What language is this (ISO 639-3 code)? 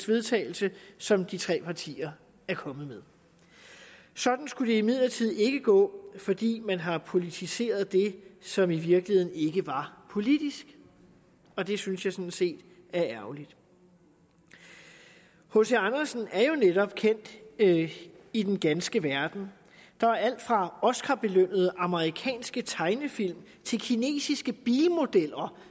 dan